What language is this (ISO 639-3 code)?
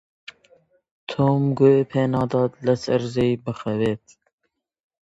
ckb